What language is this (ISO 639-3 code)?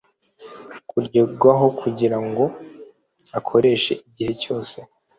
kin